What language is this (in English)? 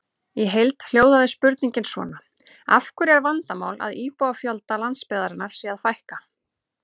Icelandic